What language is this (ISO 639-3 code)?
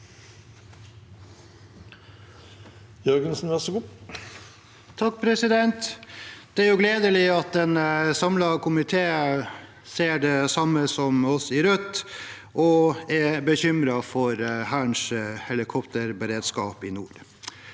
nor